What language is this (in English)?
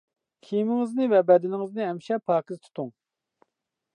Uyghur